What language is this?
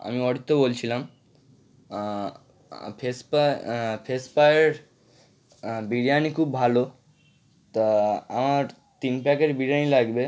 Bangla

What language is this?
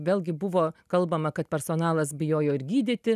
Lithuanian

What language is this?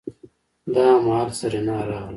Pashto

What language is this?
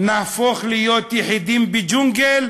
Hebrew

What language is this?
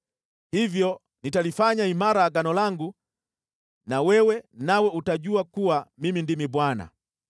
Swahili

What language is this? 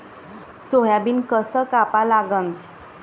Marathi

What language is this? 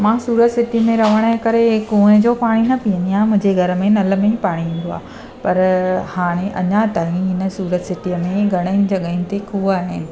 Sindhi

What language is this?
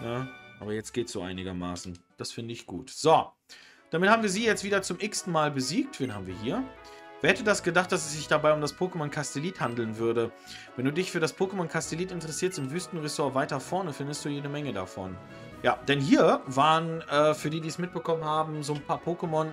German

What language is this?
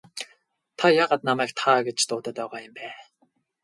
Mongolian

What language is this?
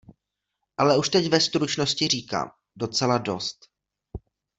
Czech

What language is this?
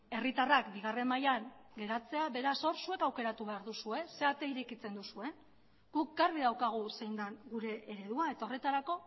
Basque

